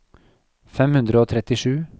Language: Norwegian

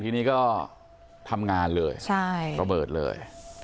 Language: Thai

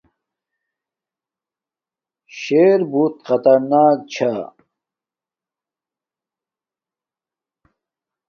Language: Domaaki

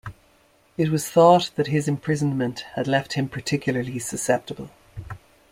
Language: English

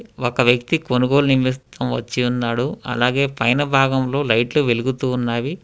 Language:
Telugu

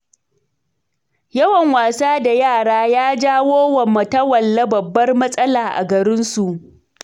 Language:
Hausa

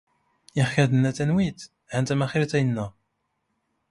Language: Standard Moroccan Tamazight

